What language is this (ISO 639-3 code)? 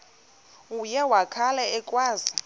xho